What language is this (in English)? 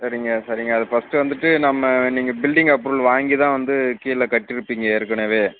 Tamil